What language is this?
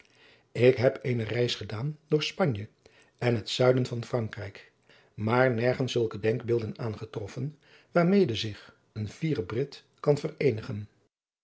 Dutch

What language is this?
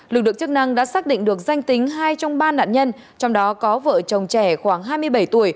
Vietnamese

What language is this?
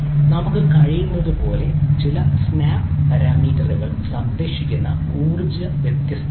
Malayalam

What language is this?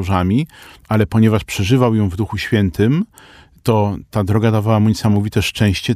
Polish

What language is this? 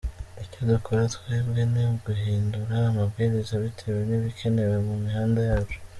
Kinyarwanda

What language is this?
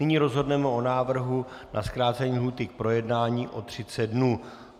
Czech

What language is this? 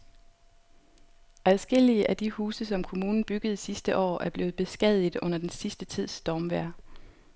Danish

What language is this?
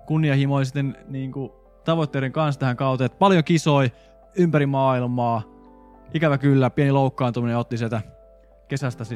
Finnish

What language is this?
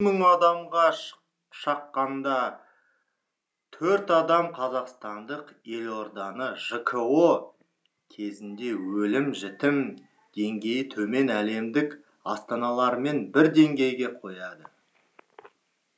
Kazakh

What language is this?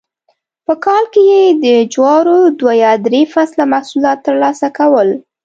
Pashto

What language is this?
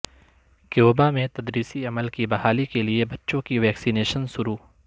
Urdu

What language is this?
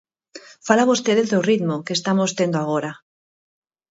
Galician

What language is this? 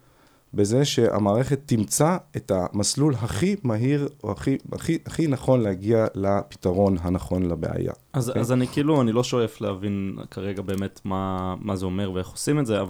Hebrew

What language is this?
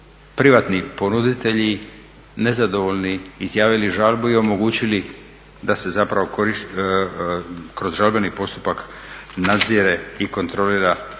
Croatian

